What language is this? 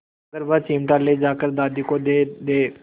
Hindi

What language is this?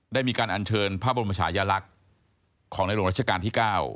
Thai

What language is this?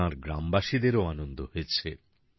Bangla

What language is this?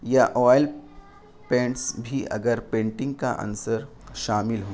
Urdu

